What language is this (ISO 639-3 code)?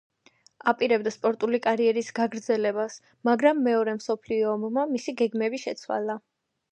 kat